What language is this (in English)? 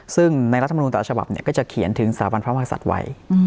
Thai